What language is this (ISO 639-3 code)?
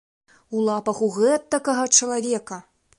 bel